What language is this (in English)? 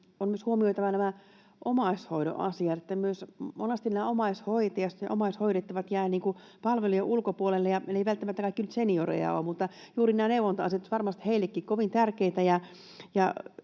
Finnish